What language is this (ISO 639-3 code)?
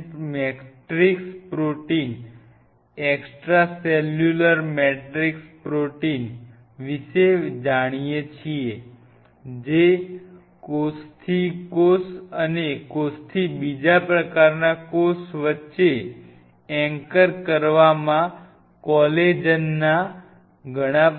guj